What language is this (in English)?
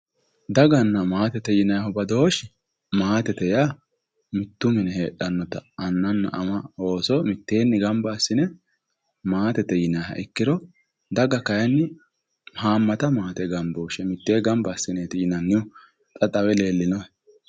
Sidamo